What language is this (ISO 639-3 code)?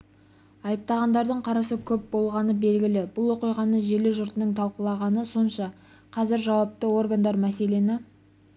kaz